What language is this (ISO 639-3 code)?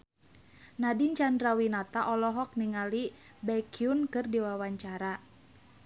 sun